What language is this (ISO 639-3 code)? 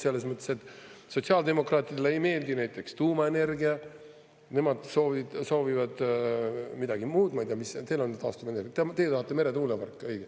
est